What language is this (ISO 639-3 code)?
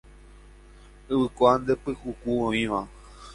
grn